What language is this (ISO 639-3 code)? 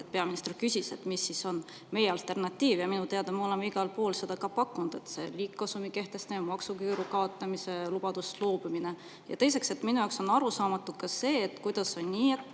est